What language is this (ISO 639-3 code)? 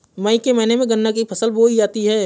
hin